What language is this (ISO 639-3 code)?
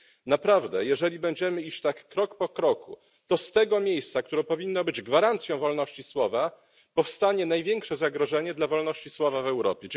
pol